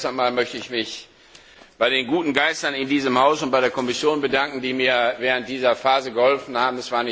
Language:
German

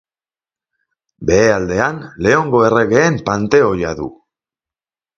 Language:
Basque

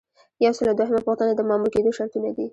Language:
Pashto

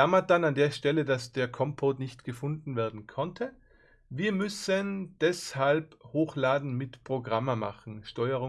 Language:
German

